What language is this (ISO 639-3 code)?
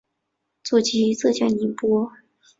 zho